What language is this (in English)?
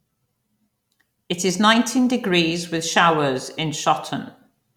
English